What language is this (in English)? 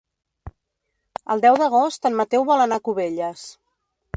Catalan